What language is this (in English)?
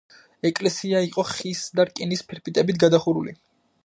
Georgian